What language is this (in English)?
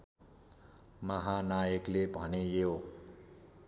Nepali